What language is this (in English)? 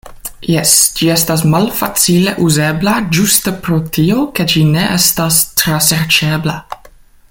Esperanto